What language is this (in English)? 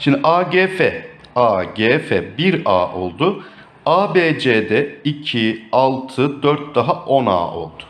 Turkish